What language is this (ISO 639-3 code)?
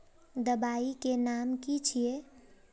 mag